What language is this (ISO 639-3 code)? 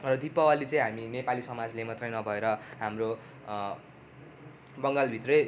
nep